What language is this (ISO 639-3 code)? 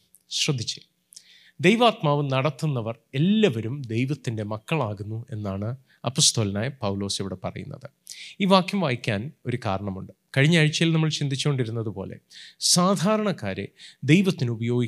mal